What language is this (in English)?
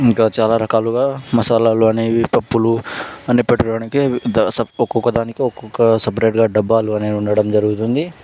Telugu